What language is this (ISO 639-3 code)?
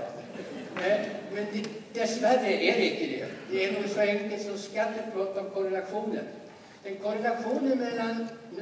swe